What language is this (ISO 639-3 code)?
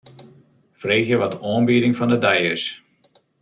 fry